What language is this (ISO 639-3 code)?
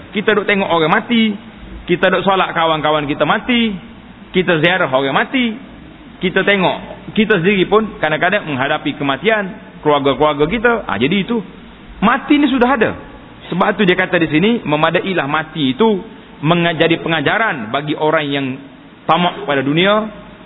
msa